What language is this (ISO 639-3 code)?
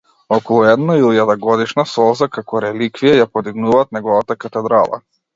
mkd